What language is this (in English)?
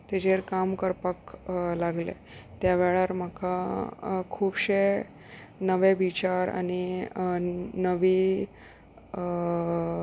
Konkani